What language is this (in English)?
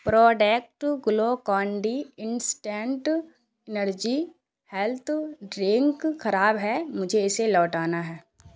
Urdu